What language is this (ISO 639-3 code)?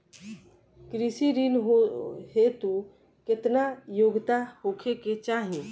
bho